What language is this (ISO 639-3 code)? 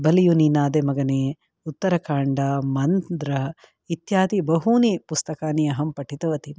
san